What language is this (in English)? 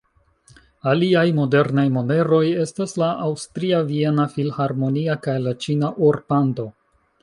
Esperanto